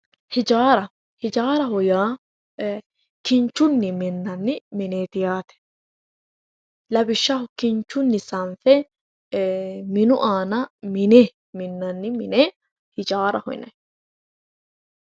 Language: Sidamo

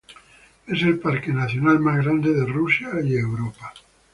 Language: Spanish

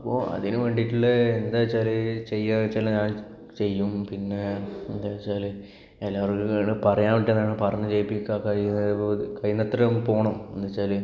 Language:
Malayalam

